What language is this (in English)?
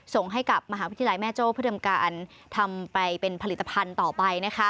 Thai